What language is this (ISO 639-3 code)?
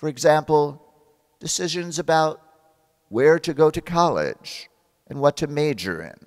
eng